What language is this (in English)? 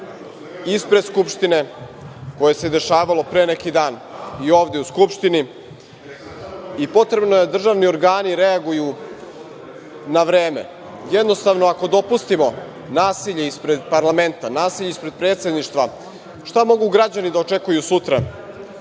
Serbian